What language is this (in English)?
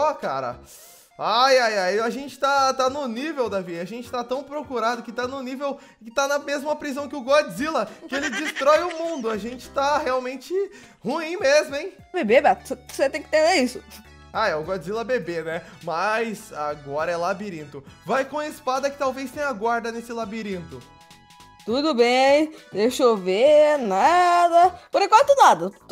Portuguese